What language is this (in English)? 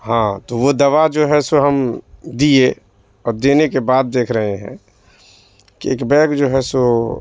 Urdu